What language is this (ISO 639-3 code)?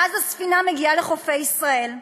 heb